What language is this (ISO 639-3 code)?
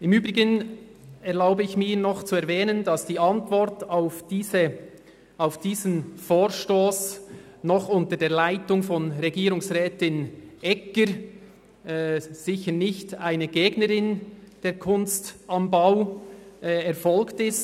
gsw